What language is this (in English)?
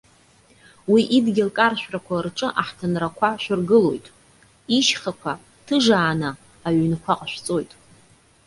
Abkhazian